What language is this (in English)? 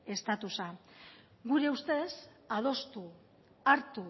Basque